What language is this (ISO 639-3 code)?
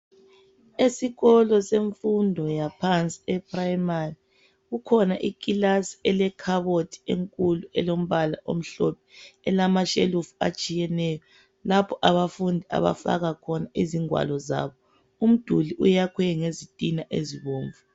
nde